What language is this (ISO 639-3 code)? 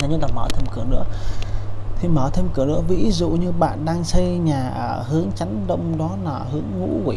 vie